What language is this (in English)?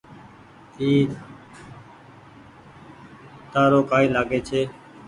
Goaria